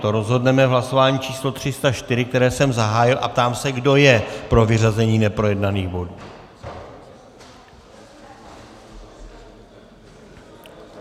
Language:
Czech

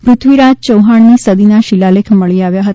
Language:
Gujarati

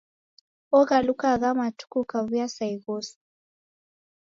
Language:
Taita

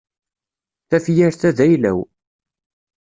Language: Kabyle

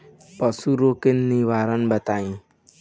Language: Bhojpuri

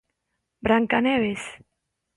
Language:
Galician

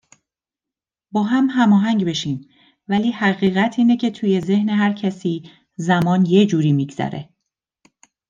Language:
Persian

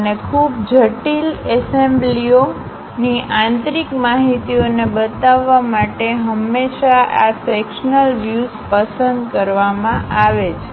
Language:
Gujarati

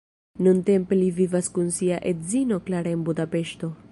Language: Esperanto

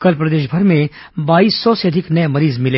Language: Hindi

